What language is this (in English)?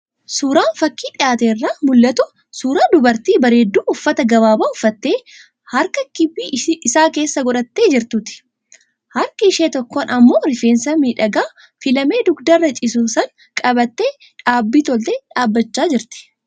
Oromo